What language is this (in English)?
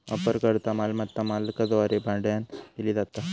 Marathi